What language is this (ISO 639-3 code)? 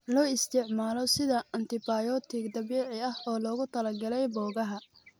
som